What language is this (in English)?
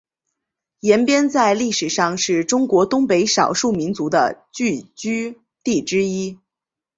Chinese